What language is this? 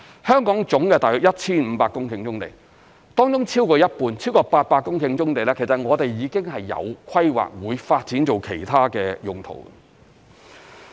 Cantonese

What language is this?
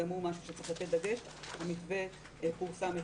Hebrew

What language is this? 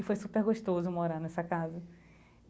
Portuguese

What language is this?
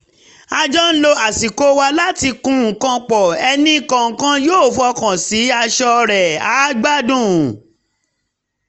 Yoruba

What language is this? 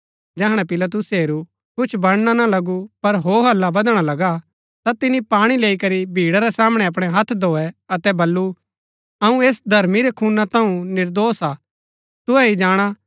Gaddi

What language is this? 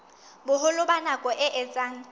Southern Sotho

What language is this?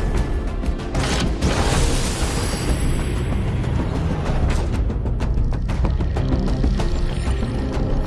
Korean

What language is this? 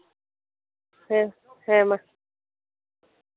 Santali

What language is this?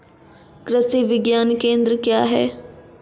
Maithili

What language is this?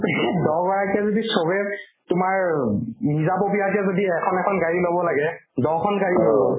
Assamese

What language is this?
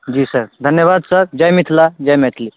Maithili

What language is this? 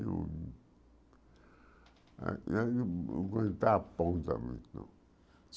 Portuguese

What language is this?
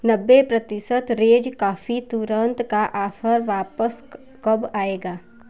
Hindi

